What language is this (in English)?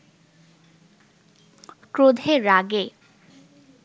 Bangla